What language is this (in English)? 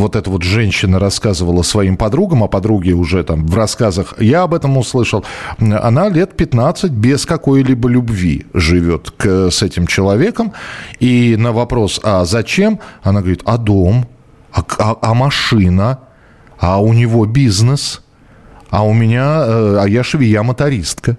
Russian